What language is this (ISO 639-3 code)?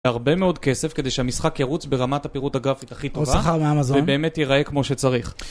heb